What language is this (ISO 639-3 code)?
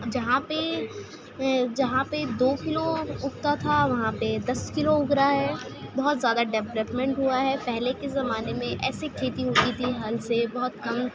urd